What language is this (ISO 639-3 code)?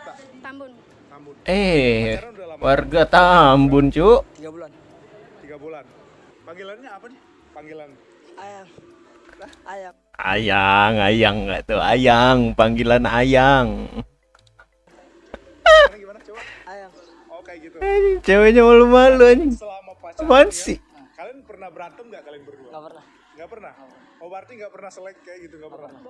ind